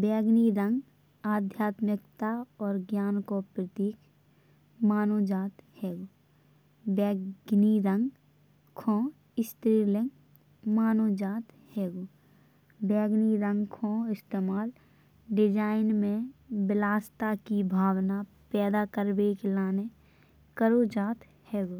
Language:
Bundeli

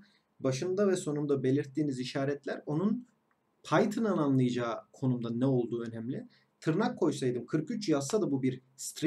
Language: Turkish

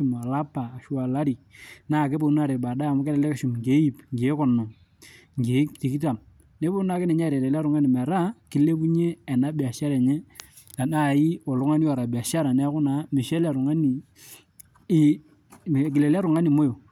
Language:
Masai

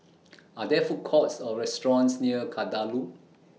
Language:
English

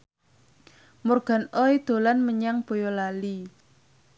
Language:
Javanese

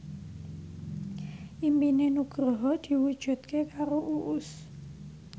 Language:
Javanese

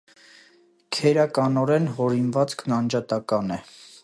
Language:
Armenian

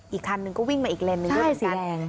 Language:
Thai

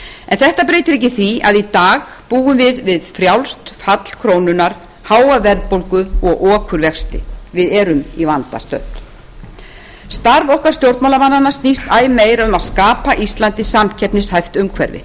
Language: Icelandic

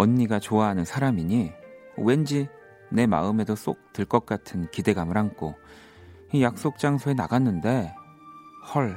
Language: Korean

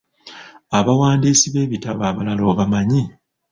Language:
Ganda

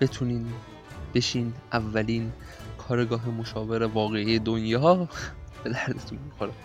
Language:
Persian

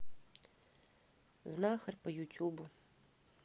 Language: Russian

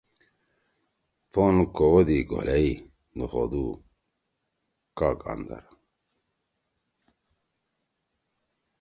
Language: Torwali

